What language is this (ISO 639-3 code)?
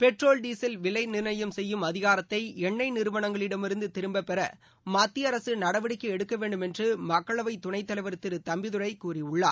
tam